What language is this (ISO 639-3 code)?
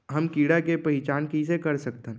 hne